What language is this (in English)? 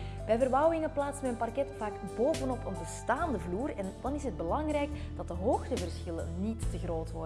Dutch